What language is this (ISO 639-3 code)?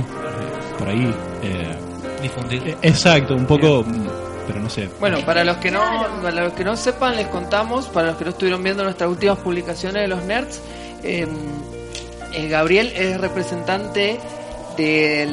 spa